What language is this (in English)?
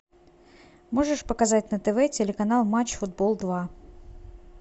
Russian